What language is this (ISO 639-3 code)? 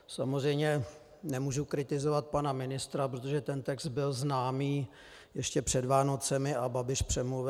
ces